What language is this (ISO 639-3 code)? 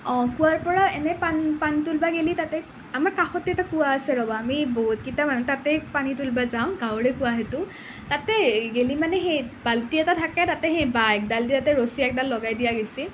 asm